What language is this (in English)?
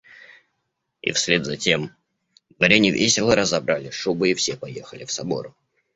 Russian